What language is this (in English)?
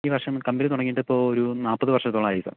Malayalam